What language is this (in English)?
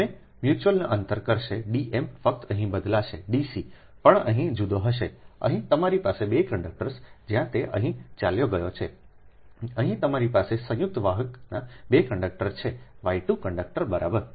Gujarati